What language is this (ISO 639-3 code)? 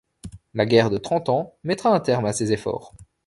fra